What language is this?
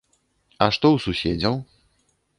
Belarusian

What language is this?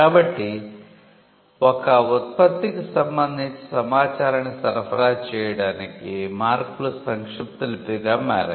Telugu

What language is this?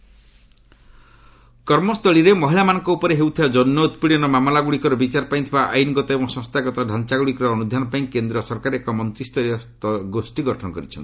Odia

